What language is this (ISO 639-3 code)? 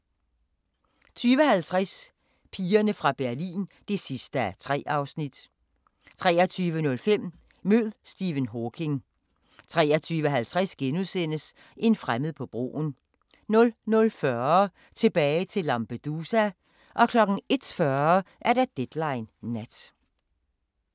dan